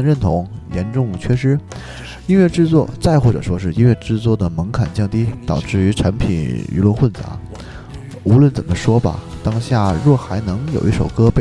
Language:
Chinese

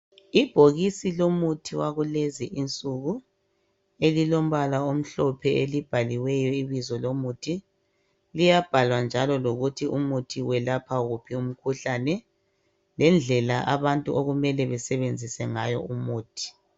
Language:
North Ndebele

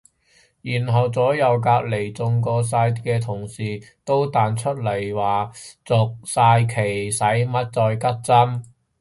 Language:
Cantonese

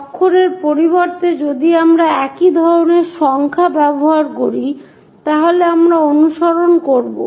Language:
Bangla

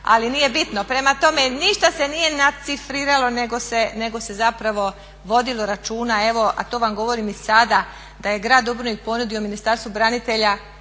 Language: Croatian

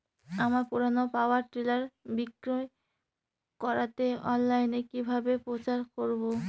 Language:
Bangla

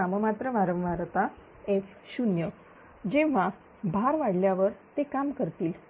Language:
Marathi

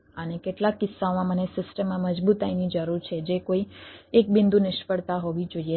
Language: Gujarati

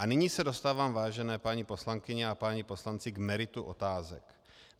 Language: Czech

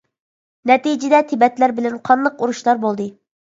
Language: Uyghur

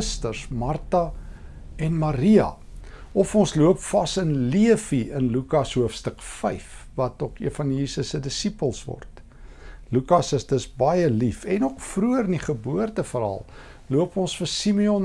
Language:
Dutch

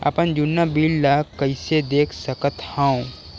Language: Chhattisgarhi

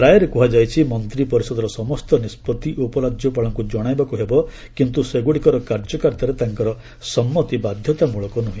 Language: Odia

